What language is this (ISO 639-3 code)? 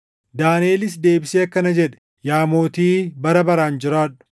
orm